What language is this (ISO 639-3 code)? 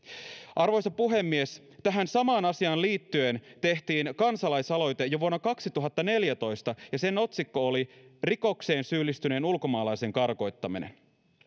fin